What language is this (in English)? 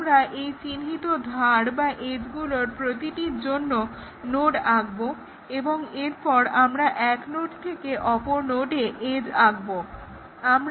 Bangla